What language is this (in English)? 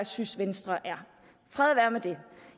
Danish